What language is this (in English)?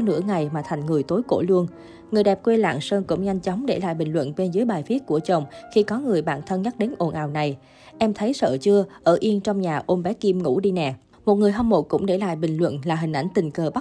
Vietnamese